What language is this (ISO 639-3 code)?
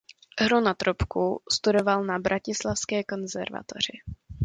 ces